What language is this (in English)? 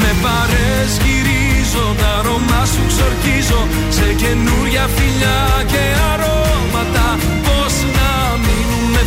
Greek